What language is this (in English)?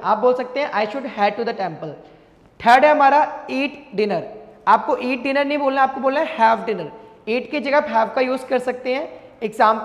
Hindi